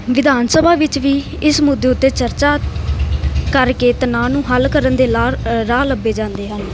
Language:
Punjabi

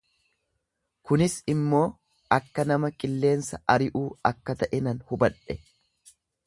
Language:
Oromo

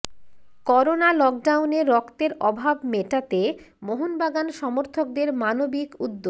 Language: Bangla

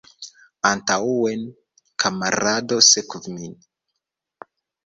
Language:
Esperanto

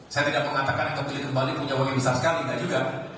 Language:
Indonesian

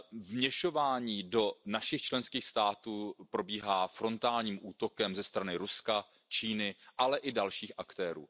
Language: Czech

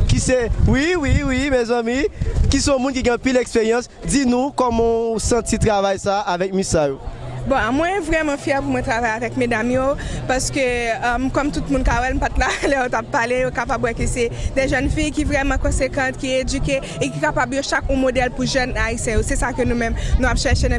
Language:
French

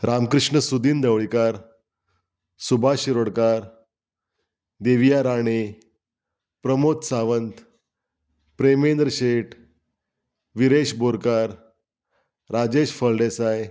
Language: Konkani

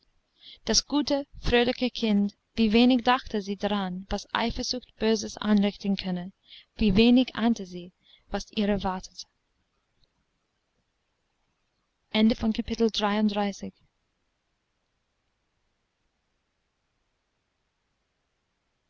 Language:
German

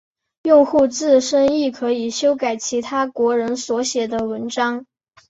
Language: Chinese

